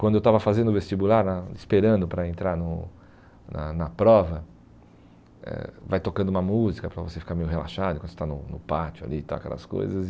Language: Portuguese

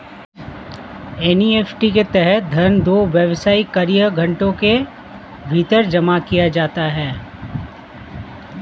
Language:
Hindi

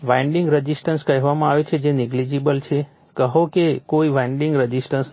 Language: Gujarati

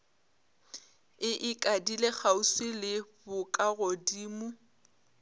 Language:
Northern Sotho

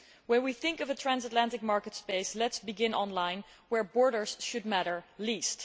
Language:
English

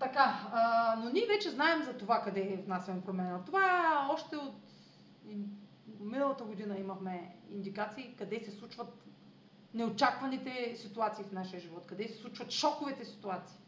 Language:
Bulgarian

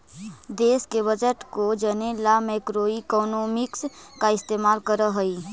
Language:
Magahi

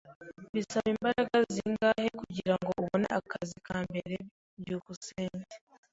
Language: Kinyarwanda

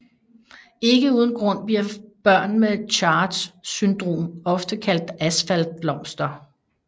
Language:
Danish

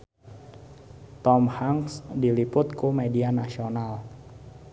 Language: Sundanese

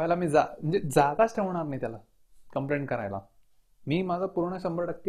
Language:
Marathi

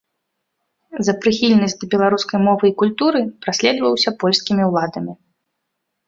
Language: Belarusian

